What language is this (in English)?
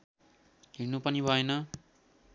Nepali